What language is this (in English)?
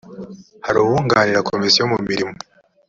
Kinyarwanda